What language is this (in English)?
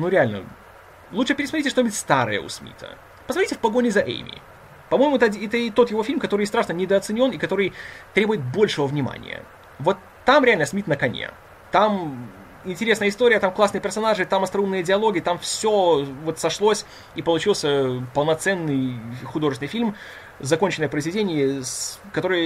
Russian